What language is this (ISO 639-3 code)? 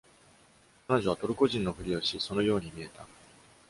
jpn